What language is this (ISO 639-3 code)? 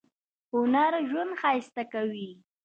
pus